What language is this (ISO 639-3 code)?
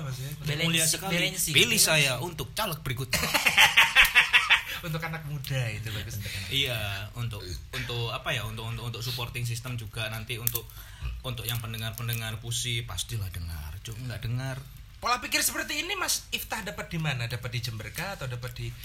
ind